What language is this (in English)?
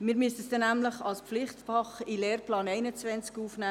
Swiss German